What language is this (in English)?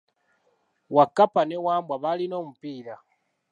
Ganda